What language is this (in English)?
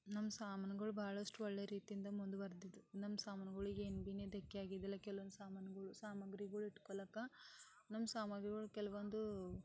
Kannada